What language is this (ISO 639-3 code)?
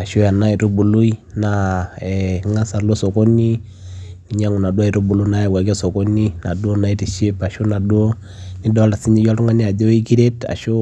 mas